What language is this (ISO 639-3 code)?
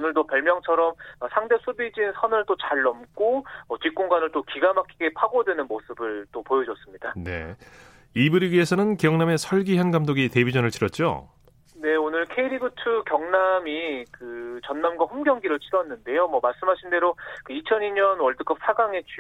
kor